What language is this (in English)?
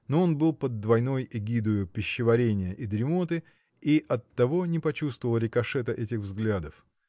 Russian